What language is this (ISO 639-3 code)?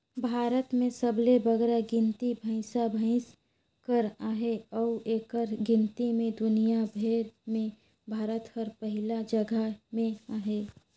hne